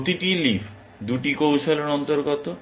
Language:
Bangla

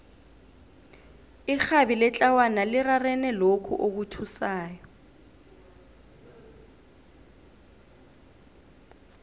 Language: South Ndebele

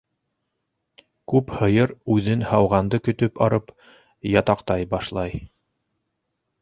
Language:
Bashkir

